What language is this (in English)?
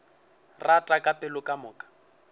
Northern Sotho